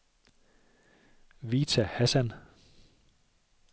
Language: Danish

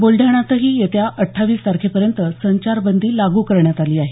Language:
Marathi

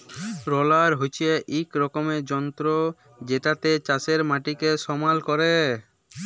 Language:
Bangla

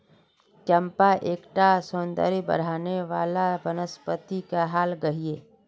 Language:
Magahi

